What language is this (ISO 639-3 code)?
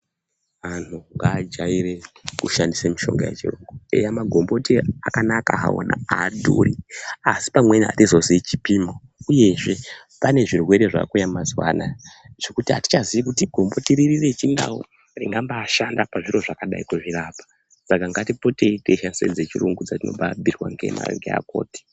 ndc